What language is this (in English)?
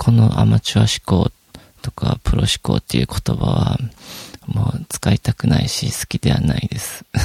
Japanese